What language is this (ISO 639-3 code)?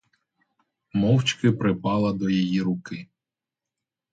ukr